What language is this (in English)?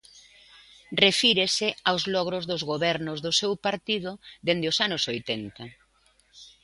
Galician